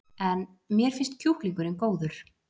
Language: Icelandic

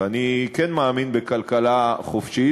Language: Hebrew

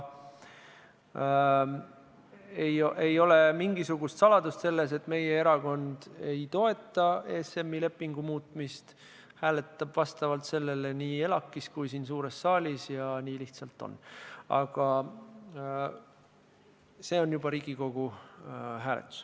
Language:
Estonian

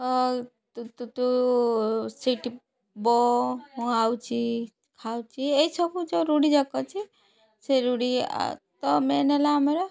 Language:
Odia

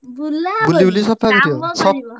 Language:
Odia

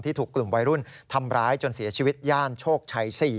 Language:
Thai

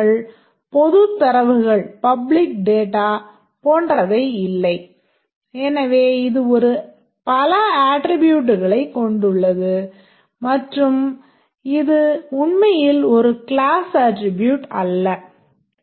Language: Tamil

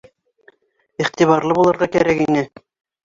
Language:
Bashkir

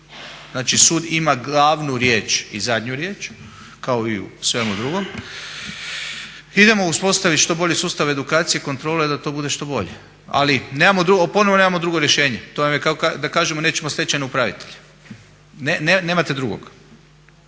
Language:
Croatian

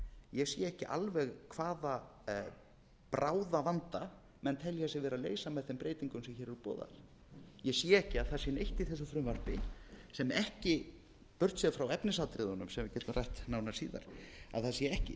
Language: Icelandic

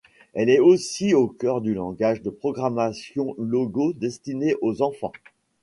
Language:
French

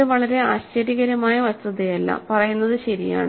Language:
Malayalam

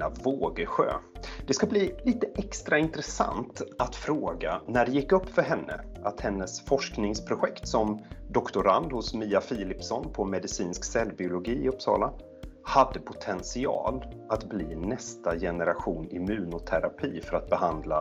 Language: Swedish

